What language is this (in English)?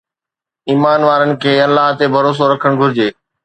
Sindhi